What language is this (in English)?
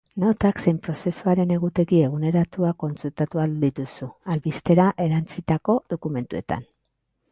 Basque